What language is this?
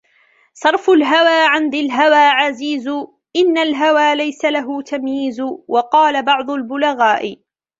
Arabic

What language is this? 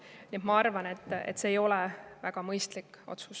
Estonian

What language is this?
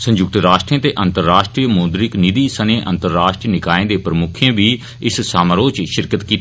Dogri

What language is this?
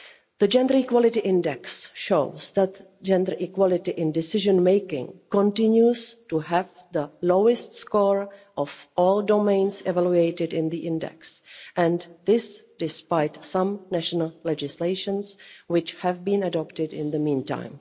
English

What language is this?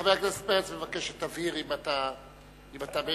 Hebrew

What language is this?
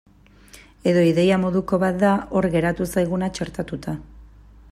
Basque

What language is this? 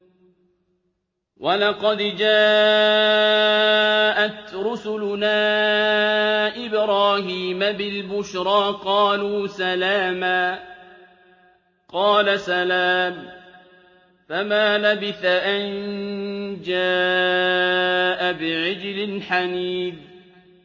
Arabic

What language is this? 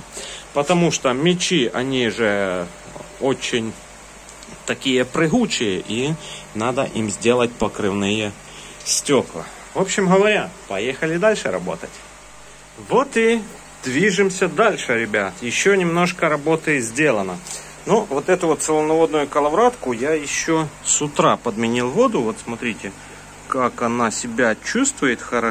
Russian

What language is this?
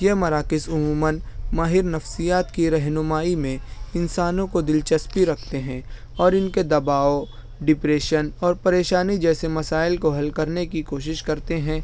Urdu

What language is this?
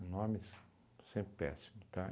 Portuguese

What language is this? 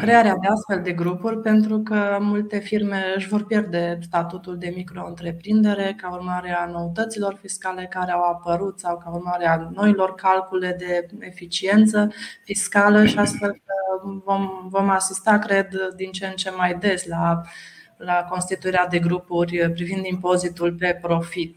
Romanian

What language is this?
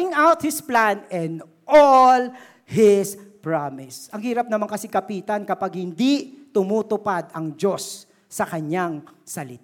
Filipino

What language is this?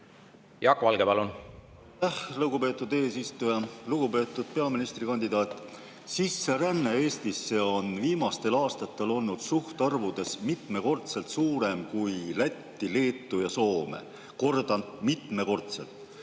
Estonian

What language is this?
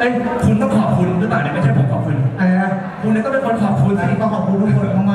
Thai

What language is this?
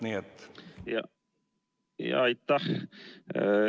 Estonian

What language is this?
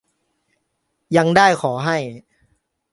Thai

